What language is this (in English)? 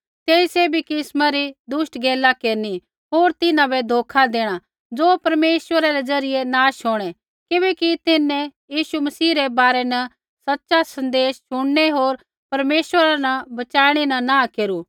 Kullu Pahari